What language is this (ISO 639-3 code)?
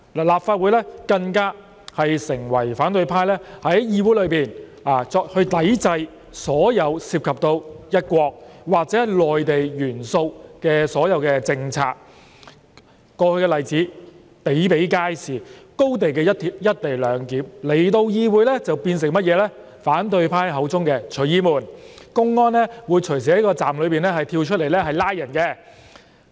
yue